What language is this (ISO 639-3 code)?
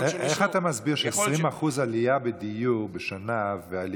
heb